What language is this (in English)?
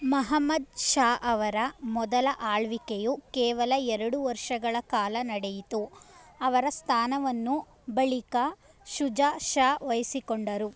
Kannada